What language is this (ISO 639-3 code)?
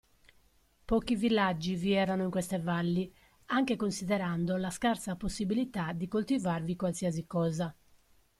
ita